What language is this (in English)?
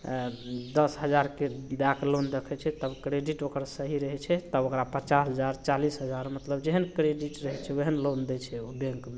Maithili